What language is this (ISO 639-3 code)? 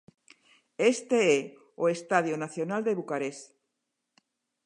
glg